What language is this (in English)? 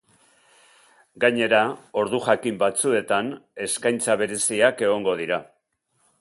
Basque